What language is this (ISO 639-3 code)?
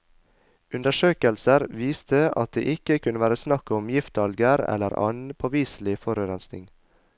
nor